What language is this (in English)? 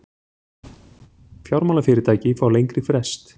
Icelandic